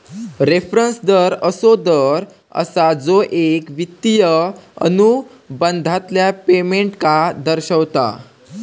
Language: Marathi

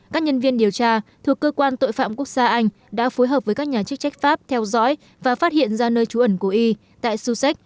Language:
Vietnamese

